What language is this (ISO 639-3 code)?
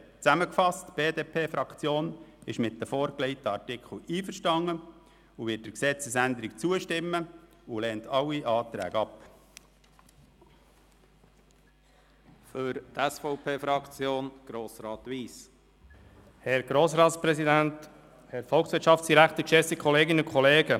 gsw